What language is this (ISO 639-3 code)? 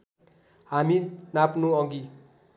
nep